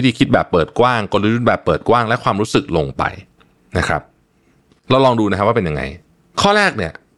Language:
Thai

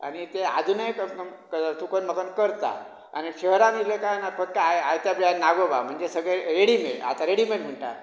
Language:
Konkani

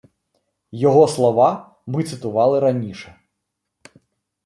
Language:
Ukrainian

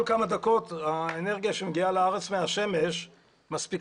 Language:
Hebrew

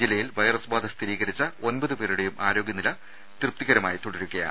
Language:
Malayalam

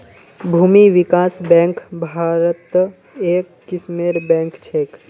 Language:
Magahi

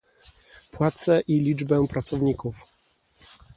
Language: Polish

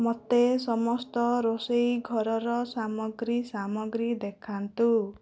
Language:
Odia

